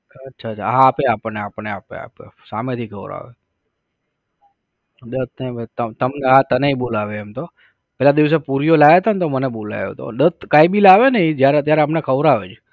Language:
Gujarati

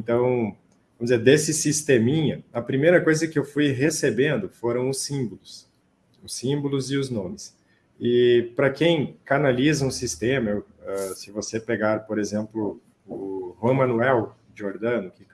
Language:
Portuguese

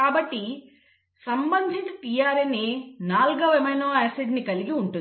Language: Telugu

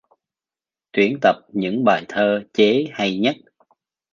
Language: Vietnamese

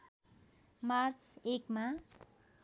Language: Nepali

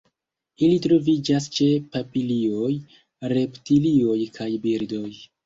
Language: Esperanto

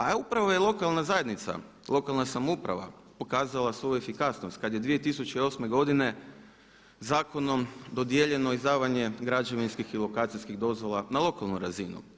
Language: Croatian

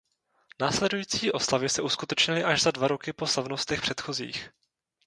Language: Czech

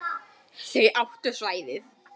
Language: Icelandic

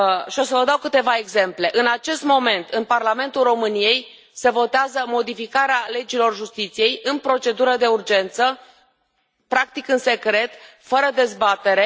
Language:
Romanian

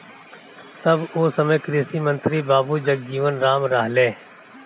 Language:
Bhojpuri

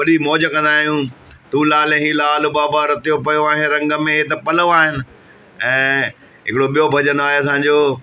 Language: Sindhi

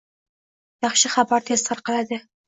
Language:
Uzbek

